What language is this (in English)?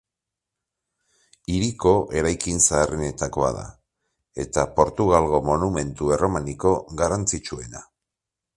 Basque